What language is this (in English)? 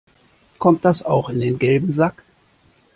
German